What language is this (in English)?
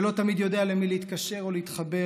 Hebrew